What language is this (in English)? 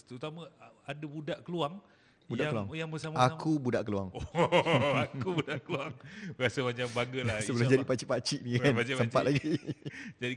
Malay